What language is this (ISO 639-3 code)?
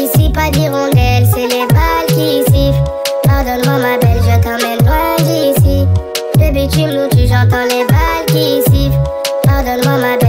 vie